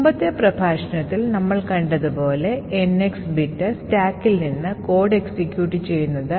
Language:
Malayalam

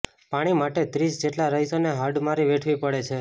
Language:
Gujarati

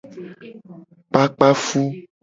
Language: Gen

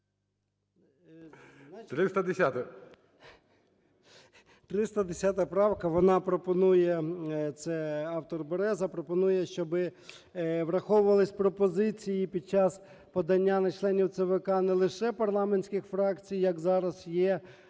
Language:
Ukrainian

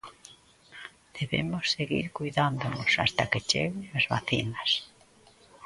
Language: Galician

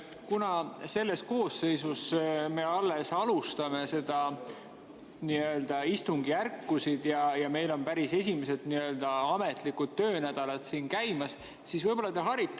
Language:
Estonian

